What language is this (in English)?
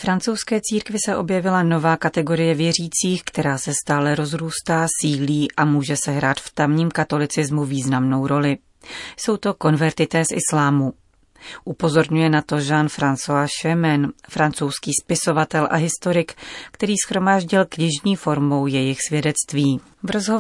Czech